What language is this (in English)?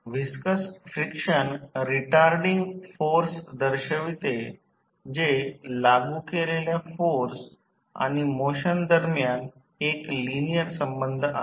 Marathi